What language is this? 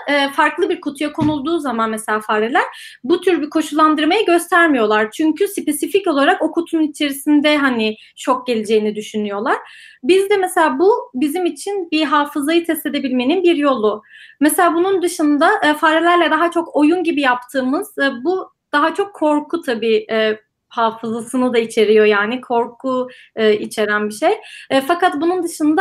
Turkish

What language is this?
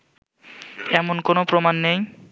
Bangla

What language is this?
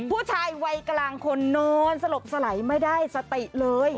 Thai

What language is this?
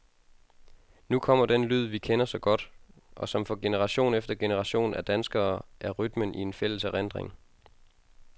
Danish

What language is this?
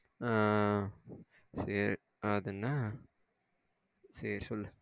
Tamil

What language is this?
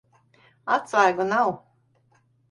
Latvian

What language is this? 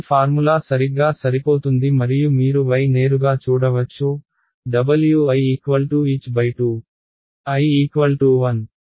Telugu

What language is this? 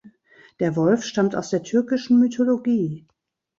German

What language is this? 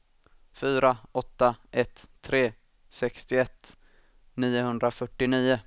Swedish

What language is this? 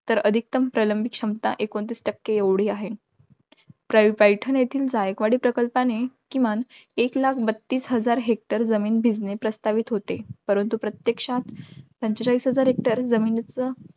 Marathi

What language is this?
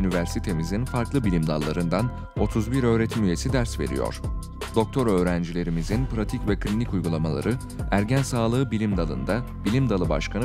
Turkish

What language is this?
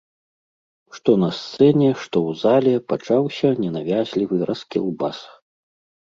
Belarusian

